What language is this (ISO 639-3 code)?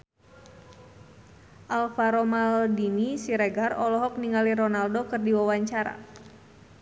sun